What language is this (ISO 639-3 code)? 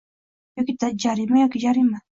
uzb